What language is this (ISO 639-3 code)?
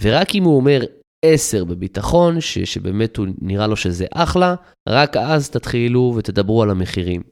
heb